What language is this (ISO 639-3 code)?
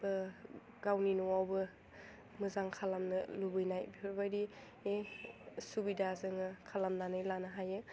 brx